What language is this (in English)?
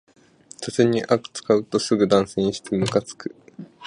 Japanese